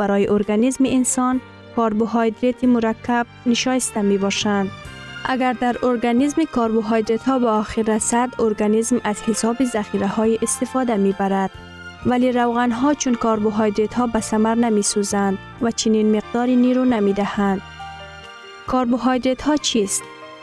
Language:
Persian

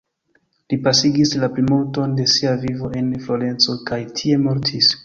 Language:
Esperanto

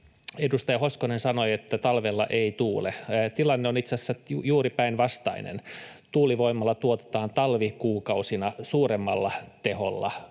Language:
Finnish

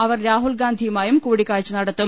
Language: Malayalam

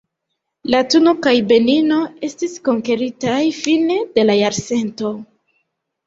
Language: Esperanto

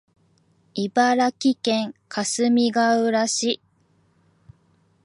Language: Japanese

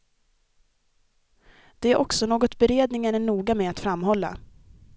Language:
Swedish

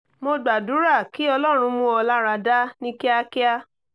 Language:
Yoruba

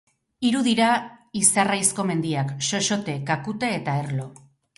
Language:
Basque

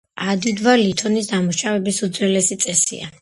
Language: Georgian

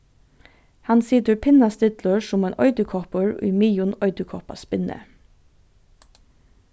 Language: Faroese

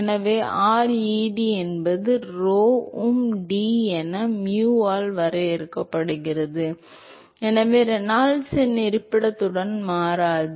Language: Tamil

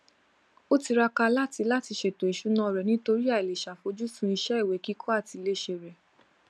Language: Yoruba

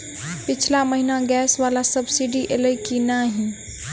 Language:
Maithili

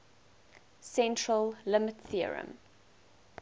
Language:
English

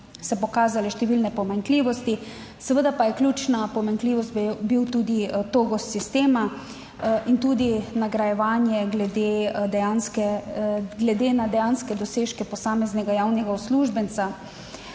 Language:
Slovenian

